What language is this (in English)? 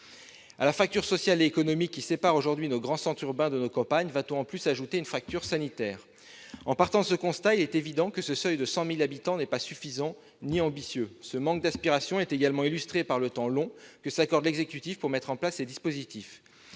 French